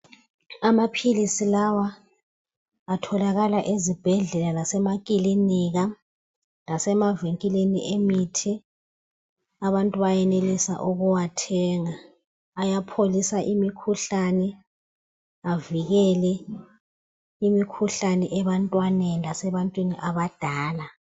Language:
North Ndebele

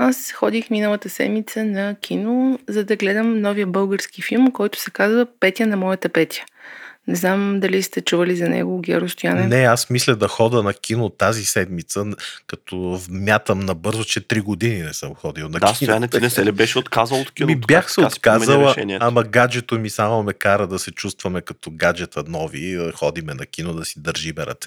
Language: Bulgarian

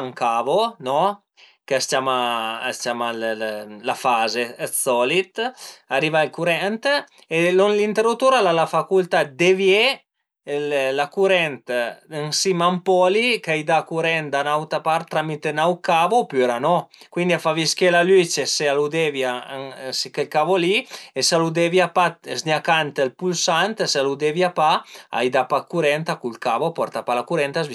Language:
Piedmontese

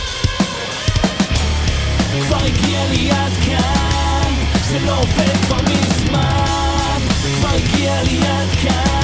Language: Hebrew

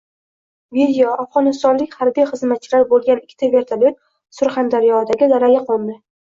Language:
Uzbek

